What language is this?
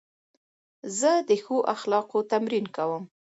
Pashto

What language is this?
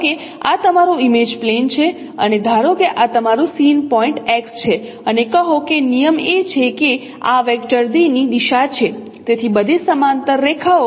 Gujarati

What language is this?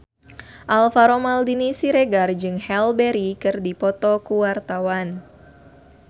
Sundanese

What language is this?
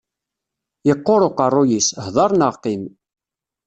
Kabyle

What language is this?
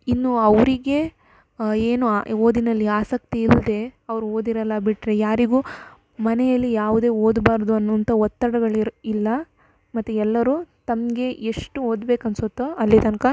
Kannada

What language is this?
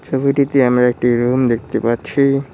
Bangla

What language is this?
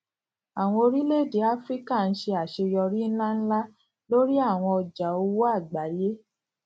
Yoruba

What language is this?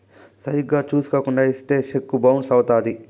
Telugu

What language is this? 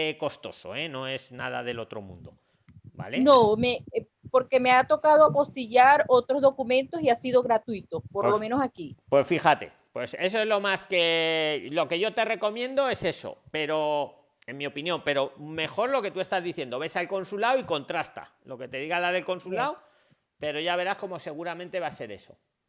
Spanish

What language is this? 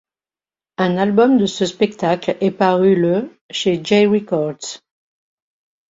French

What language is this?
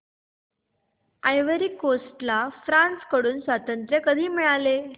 Marathi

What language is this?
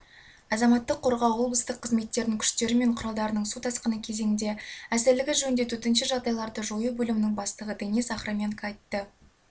Kazakh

